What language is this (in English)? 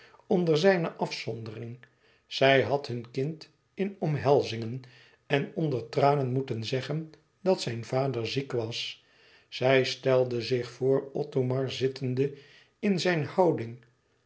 Dutch